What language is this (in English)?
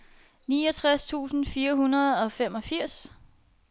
Danish